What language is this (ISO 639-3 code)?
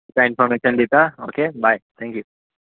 kok